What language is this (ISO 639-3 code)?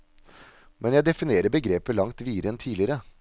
nor